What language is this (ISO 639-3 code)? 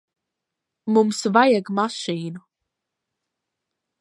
lav